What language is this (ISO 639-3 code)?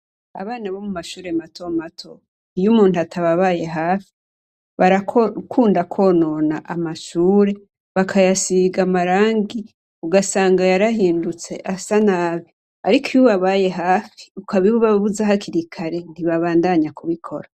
run